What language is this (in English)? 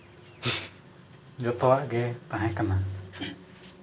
Santali